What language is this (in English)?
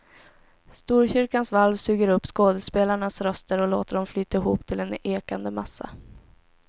Swedish